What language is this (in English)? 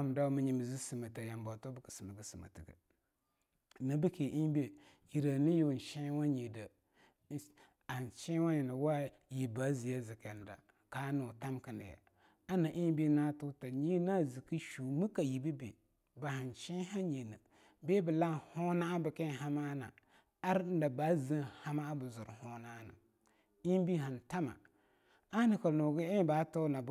Longuda